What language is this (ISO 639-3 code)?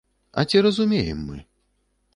bel